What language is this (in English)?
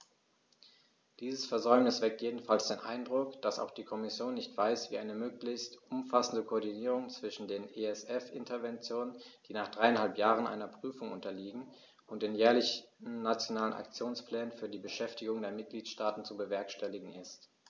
German